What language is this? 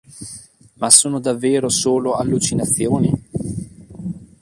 Italian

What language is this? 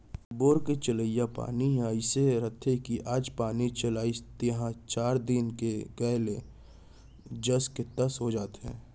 Chhattisgarhi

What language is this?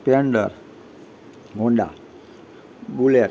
Gujarati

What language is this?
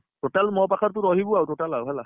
Odia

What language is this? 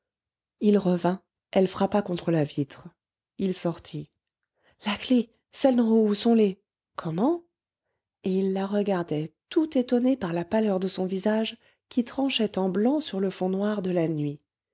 French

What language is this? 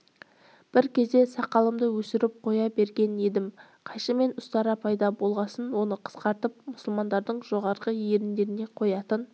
Kazakh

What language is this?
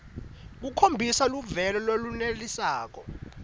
Swati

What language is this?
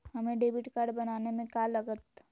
Magahi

